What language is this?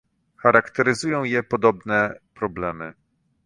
Polish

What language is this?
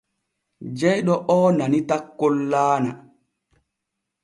Borgu Fulfulde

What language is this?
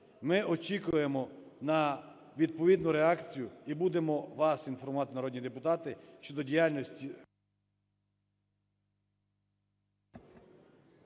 Ukrainian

